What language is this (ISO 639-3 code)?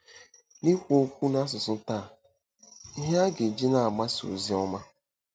ibo